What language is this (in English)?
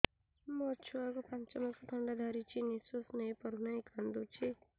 Odia